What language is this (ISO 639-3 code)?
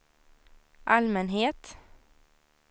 swe